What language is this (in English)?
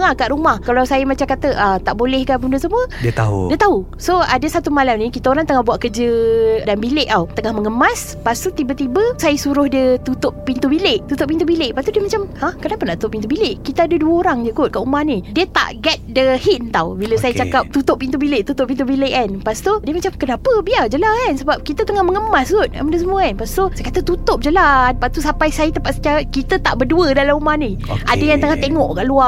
Malay